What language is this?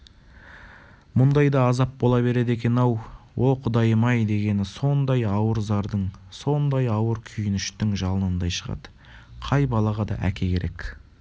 Kazakh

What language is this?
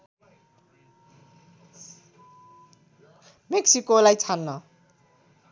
Nepali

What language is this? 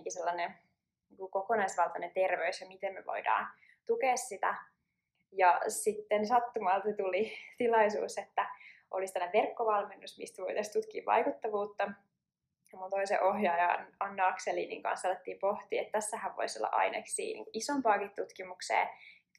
Finnish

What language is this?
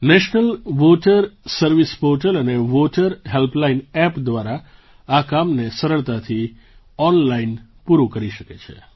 Gujarati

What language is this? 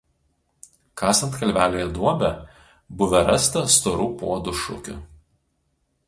Lithuanian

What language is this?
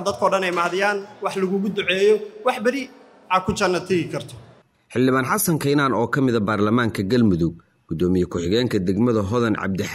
Arabic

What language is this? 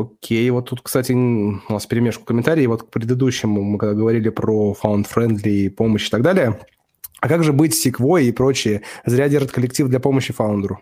Russian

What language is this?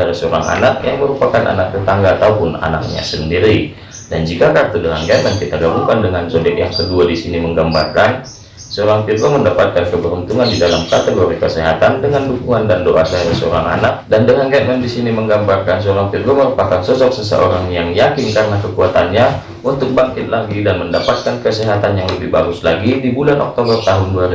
Indonesian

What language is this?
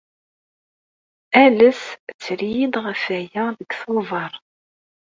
Kabyle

